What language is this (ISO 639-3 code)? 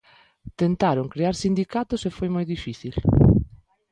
glg